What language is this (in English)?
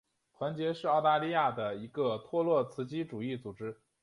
Chinese